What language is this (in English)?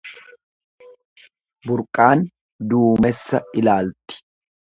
Oromo